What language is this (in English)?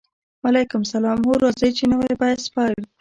Pashto